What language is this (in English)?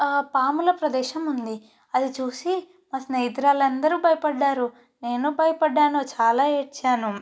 Telugu